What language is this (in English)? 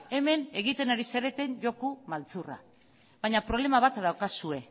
Basque